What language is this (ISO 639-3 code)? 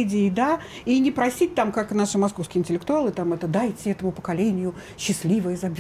rus